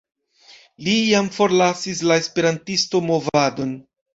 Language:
Esperanto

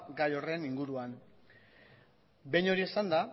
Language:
Basque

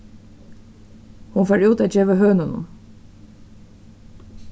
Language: Faroese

